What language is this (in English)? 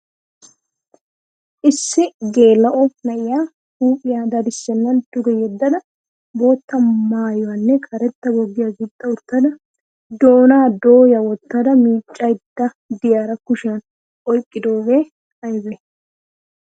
Wolaytta